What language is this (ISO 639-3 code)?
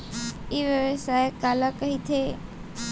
hne